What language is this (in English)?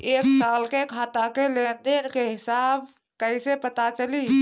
Bhojpuri